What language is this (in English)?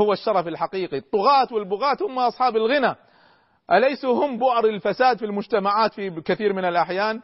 Arabic